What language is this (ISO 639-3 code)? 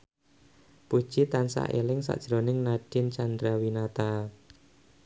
jav